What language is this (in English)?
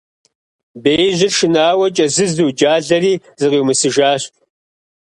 Kabardian